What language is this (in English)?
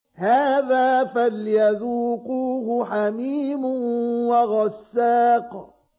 Arabic